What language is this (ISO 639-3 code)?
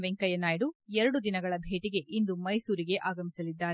kan